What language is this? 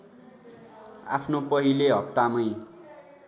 Nepali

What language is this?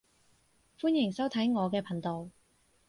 Cantonese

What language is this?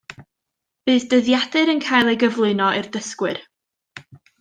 Welsh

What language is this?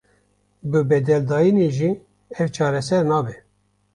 Kurdish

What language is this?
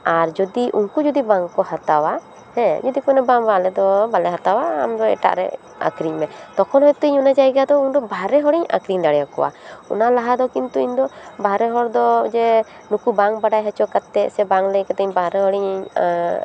Santali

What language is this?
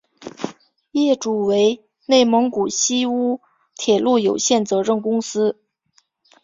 Chinese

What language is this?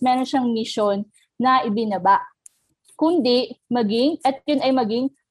Filipino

